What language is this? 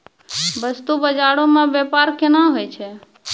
Maithili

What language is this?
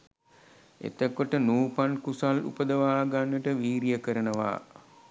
Sinhala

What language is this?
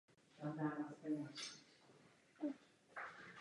Czech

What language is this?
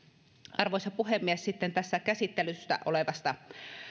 Finnish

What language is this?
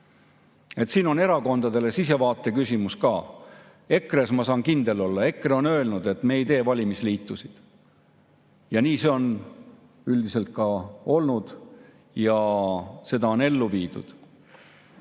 Estonian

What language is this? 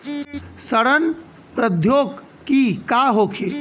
Bhojpuri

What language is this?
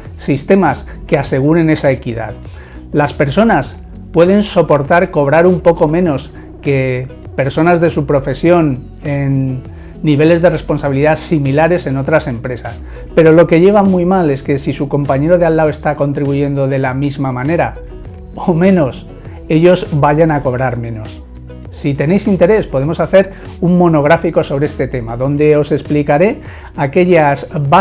Spanish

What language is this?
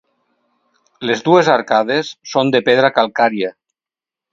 Catalan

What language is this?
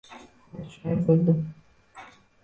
Uzbek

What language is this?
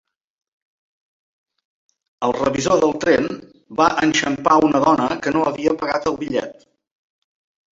Catalan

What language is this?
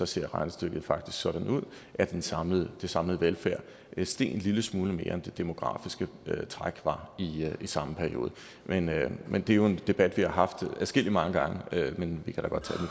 Danish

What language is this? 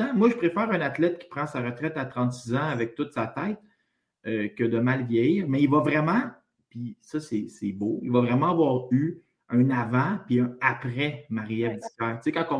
French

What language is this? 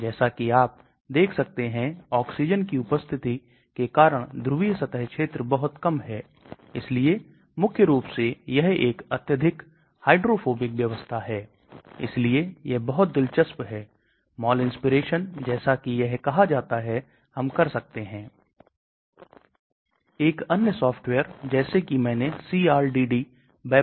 Hindi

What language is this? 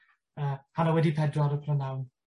Welsh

